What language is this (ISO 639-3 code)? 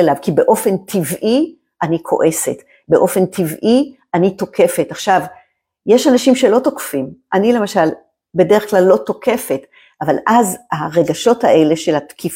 heb